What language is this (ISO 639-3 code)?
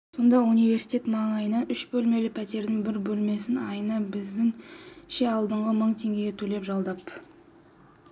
kaz